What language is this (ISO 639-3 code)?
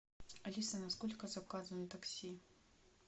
rus